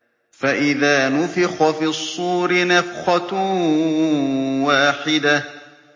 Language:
Arabic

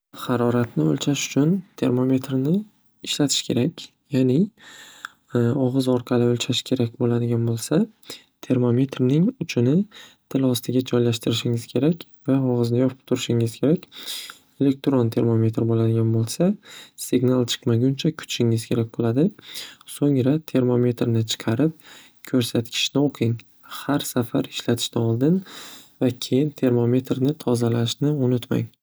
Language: Uzbek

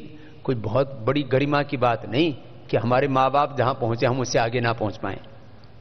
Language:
Hindi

